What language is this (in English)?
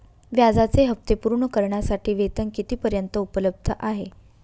Marathi